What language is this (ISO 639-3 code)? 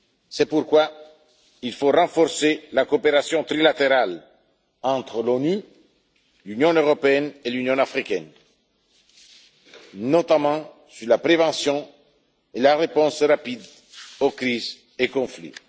fra